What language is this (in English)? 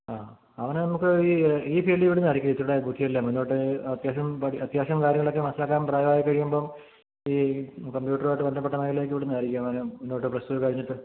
Malayalam